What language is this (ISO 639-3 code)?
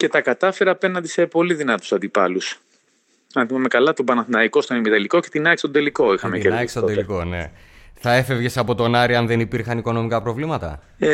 ell